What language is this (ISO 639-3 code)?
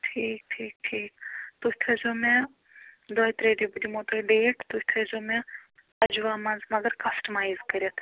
kas